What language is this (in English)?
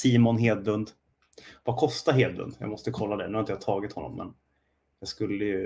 Swedish